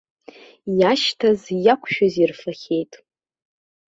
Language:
Abkhazian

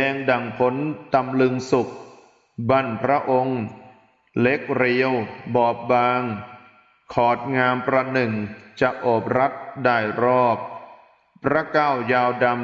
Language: Thai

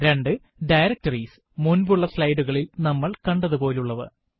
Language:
Malayalam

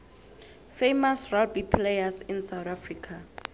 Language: South Ndebele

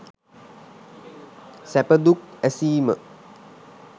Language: Sinhala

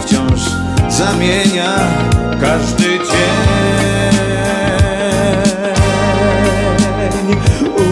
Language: Polish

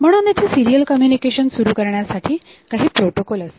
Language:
Marathi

